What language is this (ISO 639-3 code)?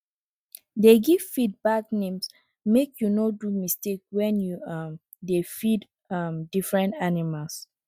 pcm